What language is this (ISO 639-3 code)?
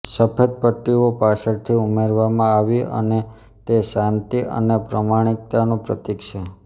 guj